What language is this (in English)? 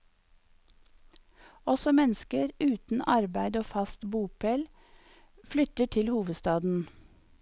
Norwegian